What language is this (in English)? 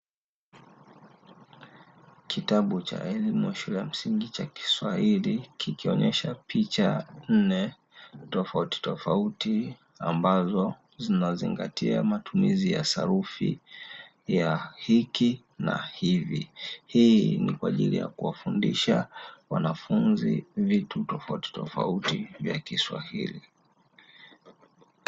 Swahili